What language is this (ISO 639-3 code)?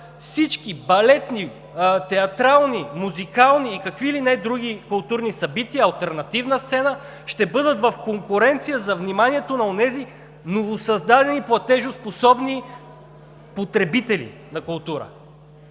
bul